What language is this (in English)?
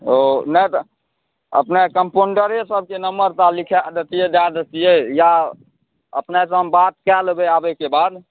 Maithili